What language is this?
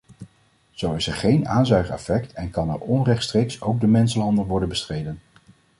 Dutch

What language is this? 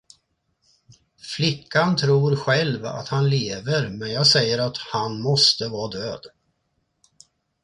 Swedish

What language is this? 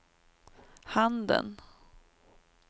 Swedish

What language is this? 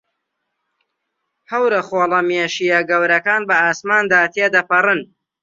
Central Kurdish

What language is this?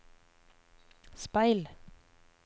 Norwegian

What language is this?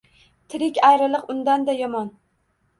Uzbek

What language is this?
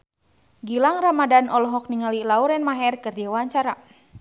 Sundanese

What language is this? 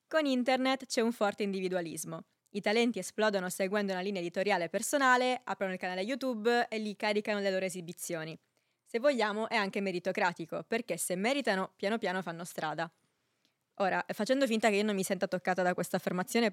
Italian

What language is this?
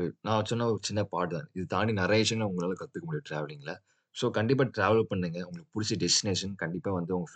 Tamil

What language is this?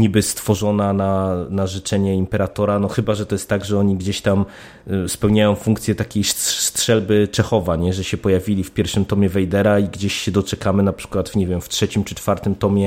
Polish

